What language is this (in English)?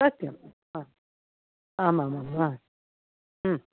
Sanskrit